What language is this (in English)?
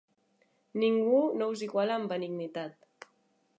Catalan